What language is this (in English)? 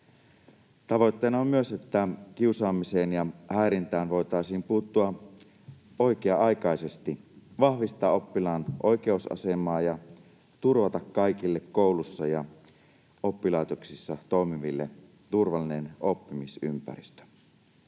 Finnish